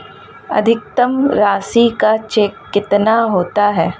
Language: Hindi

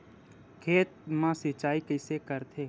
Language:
Chhattisgarhi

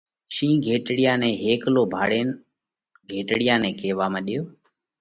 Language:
Parkari Koli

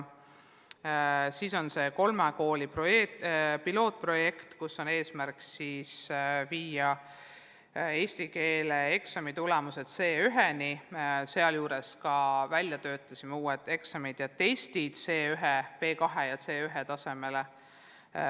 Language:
Estonian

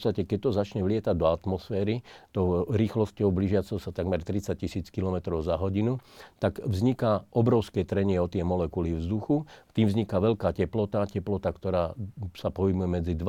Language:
Slovak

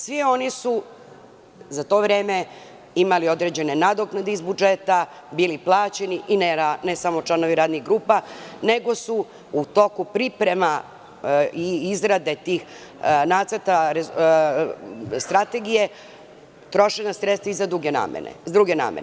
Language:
Serbian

